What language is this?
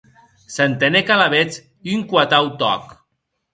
Occitan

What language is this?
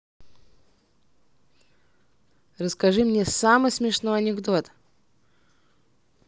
Russian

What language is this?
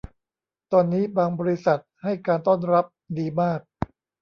Thai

